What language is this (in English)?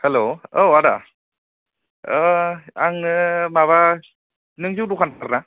Bodo